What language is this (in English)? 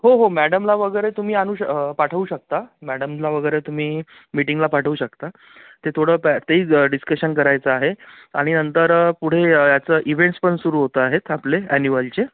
Marathi